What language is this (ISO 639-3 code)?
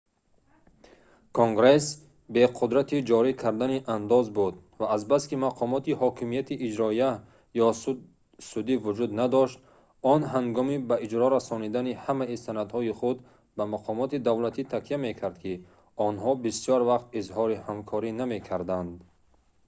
tgk